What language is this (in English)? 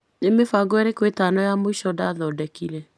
Kikuyu